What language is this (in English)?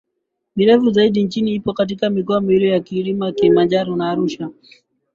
Swahili